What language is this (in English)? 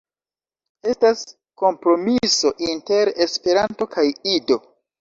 Esperanto